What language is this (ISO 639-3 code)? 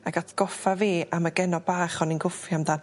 cym